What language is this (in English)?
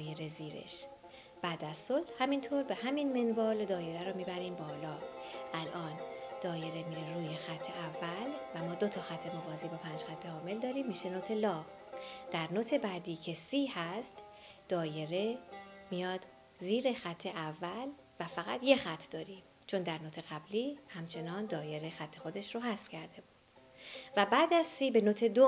Persian